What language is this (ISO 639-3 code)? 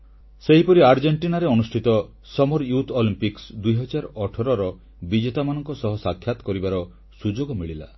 ori